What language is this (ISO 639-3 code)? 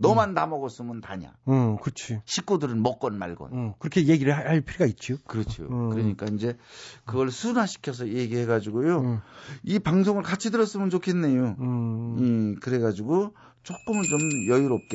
kor